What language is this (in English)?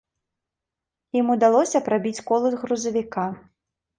Belarusian